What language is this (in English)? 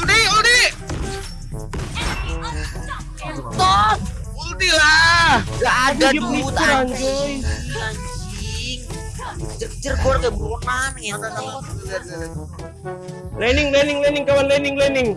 Indonesian